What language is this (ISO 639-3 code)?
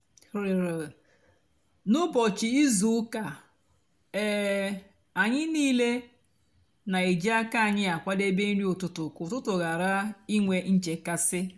ibo